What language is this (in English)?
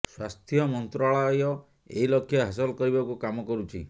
Odia